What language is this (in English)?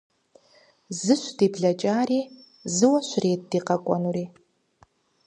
Kabardian